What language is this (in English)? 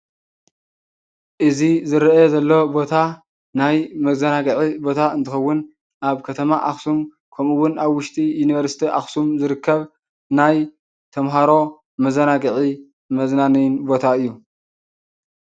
Tigrinya